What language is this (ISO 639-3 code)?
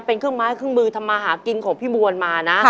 tha